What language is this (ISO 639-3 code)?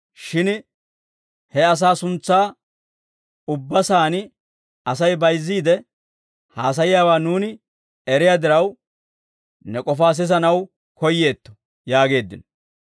dwr